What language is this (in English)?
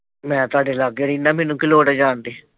Punjabi